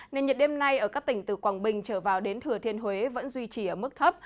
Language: Vietnamese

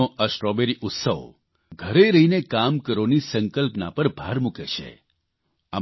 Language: Gujarati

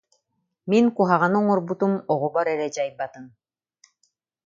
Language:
Yakut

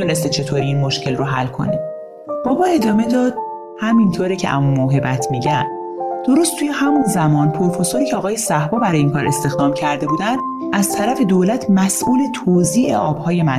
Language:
Persian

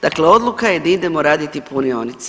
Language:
Croatian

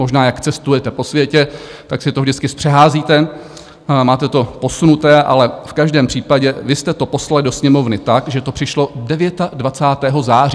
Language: Czech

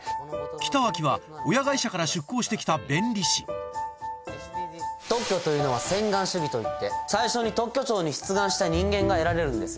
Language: Japanese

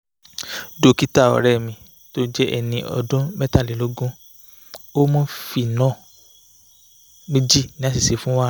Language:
Yoruba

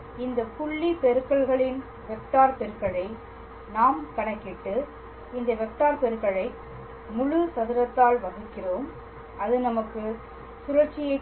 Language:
Tamil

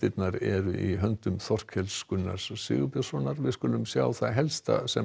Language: Icelandic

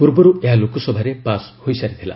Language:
Odia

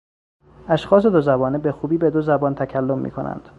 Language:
Persian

